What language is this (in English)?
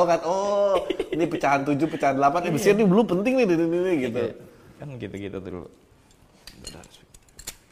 Indonesian